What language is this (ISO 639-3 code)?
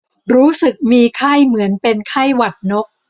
tha